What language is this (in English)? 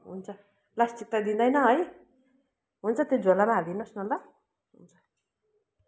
Nepali